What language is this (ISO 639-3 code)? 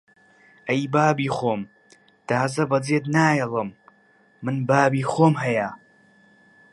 ckb